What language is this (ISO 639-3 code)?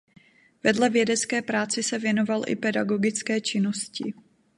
ces